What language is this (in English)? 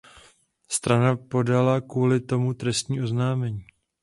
Czech